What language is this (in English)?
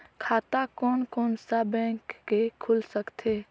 Chhattisgarhi